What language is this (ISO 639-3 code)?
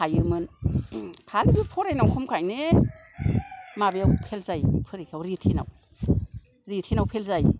brx